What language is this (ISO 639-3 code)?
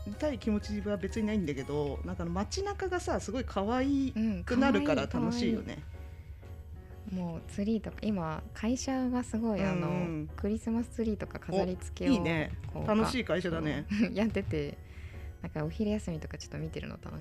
jpn